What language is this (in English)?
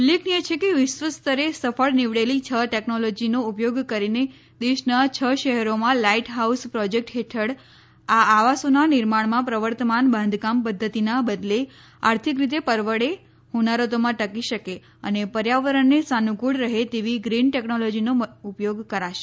Gujarati